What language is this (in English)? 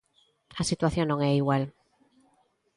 Galician